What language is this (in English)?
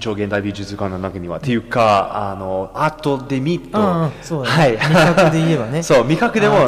Japanese